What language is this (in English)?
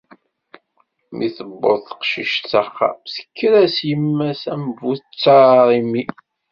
Kabyle